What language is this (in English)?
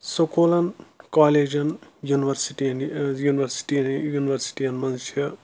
Kashmiri